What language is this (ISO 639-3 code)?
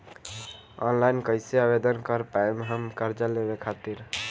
bho